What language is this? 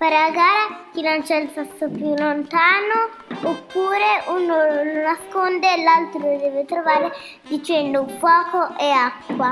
Italian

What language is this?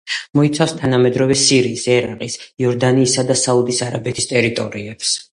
Georgian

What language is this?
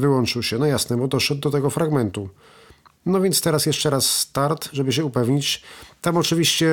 Polish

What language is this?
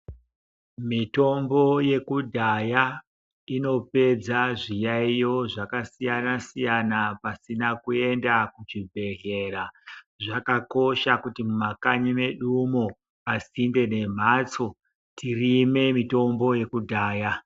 Ndau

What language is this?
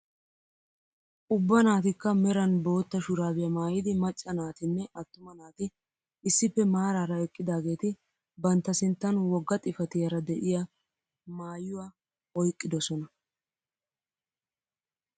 Wolaytta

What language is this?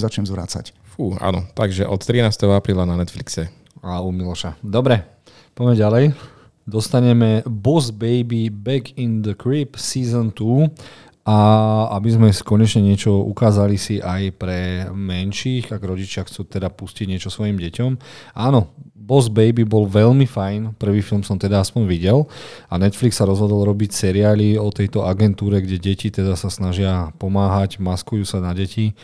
Slovak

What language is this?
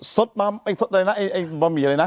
Thai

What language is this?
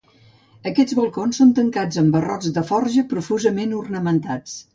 Catalan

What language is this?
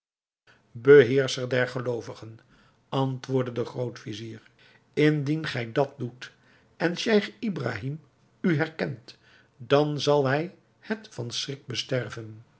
Dutch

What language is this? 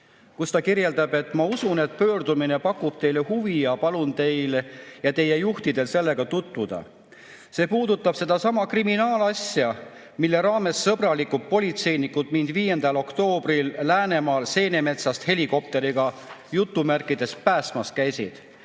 Estonian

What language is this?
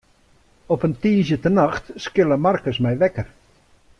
Western Frisian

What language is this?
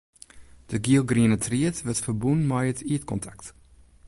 Western Frisian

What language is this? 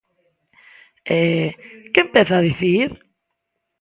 Galician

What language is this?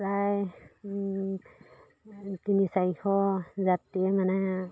Assamese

